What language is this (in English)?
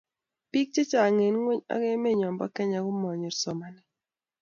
Kalenjin